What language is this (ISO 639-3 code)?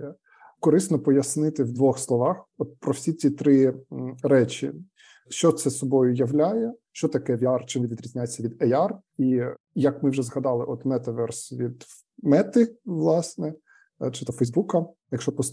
ukr